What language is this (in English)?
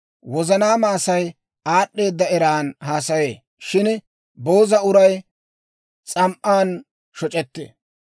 Dawro